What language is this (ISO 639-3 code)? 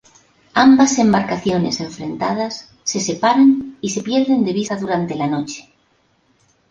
spa